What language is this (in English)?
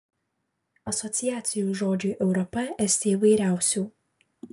Lithuanian